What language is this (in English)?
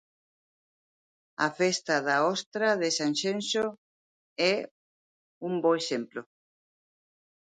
Galician